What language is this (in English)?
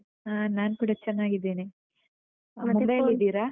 Kannada